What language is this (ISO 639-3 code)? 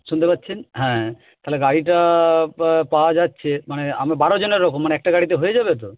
ben